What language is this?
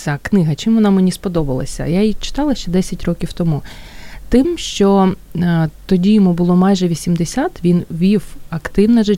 Ukrainian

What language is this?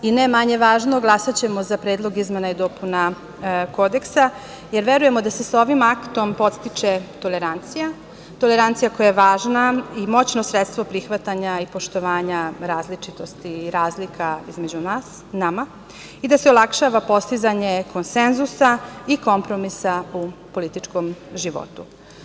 Serbian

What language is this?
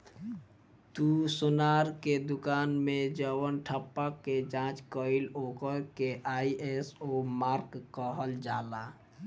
Bhojpuri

